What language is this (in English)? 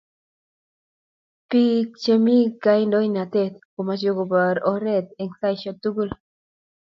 Kalenjin